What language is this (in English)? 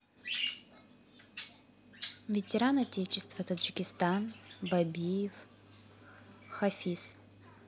Russian